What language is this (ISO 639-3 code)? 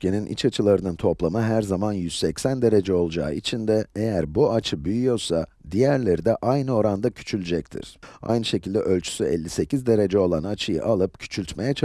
tur